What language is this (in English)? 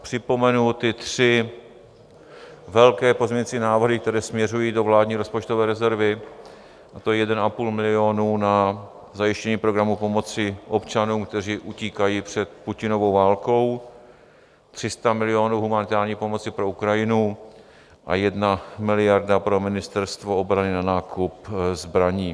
Czech